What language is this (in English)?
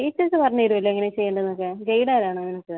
Malayalam